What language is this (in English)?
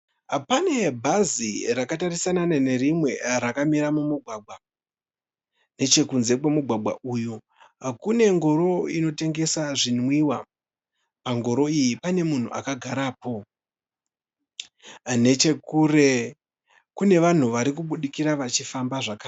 Shona